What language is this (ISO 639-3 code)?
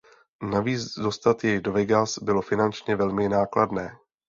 ces